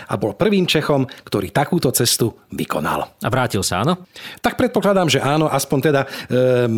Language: Slovak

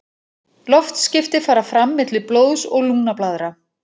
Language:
Icelandic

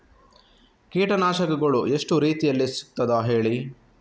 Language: Kannada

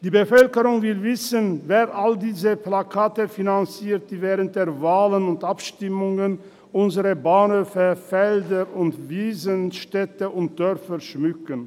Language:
Swiss German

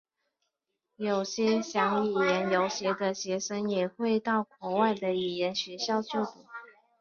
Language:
Chinese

